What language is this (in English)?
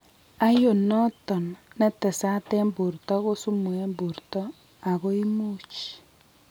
Kalenjin